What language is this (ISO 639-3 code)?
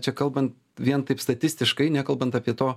lit